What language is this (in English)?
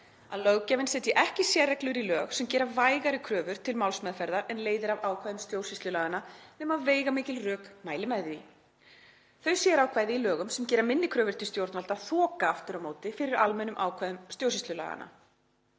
Icelandic